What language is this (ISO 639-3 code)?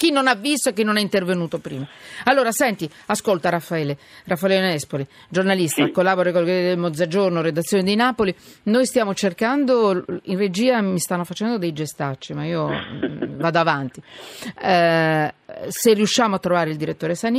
ita